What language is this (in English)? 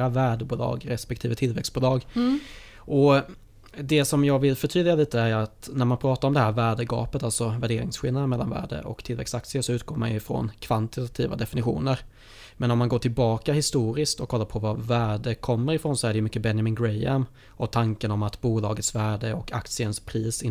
Swedish